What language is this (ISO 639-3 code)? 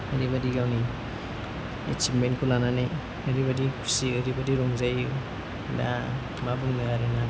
brx